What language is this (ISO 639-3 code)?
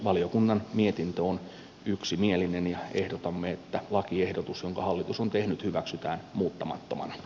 fin